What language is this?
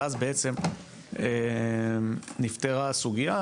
Hebrew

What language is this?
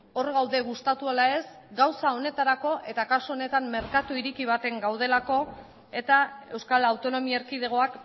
Basque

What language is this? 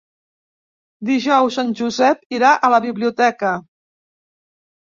Catalan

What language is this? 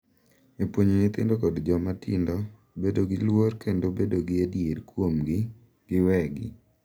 Luo (Kenya and Tanzania)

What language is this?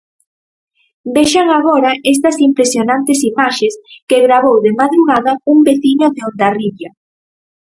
Galician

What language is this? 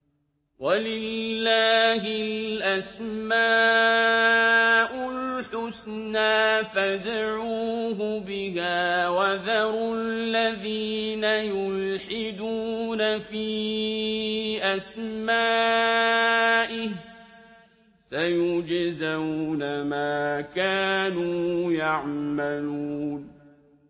Arabic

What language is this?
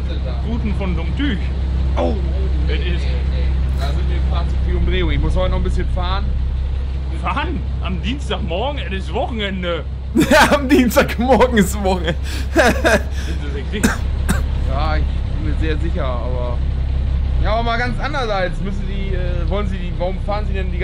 German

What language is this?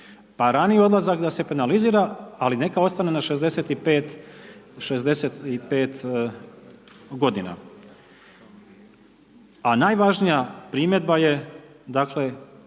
Croatian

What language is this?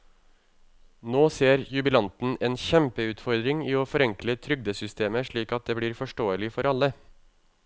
Norwegian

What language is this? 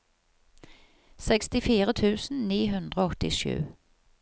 Norwegian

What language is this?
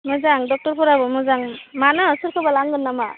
Bodo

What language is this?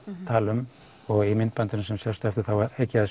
Icelandic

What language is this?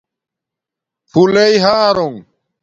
Domaaki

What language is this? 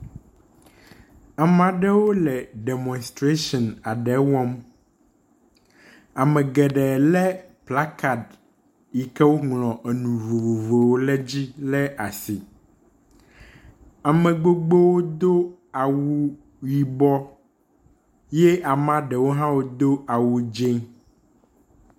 Ewe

